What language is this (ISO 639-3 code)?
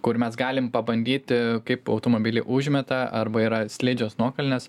lit